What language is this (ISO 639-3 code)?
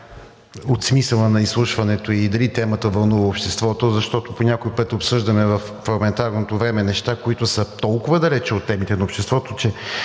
bul